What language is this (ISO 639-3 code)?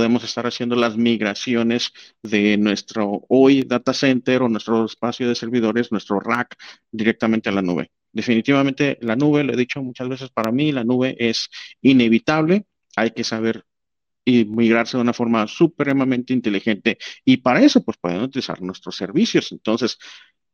spa